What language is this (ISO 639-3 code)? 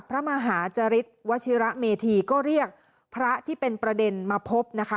tha